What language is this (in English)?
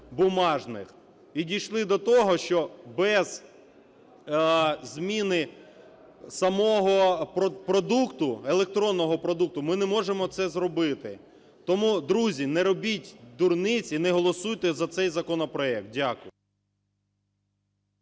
Ukrainian